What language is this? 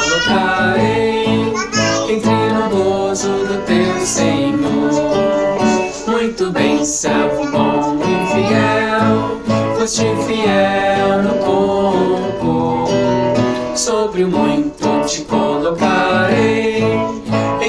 Korean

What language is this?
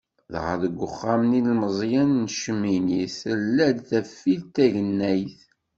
Kabyle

